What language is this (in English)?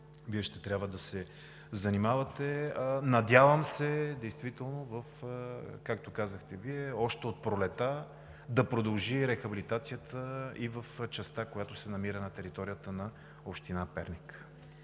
Bulgarian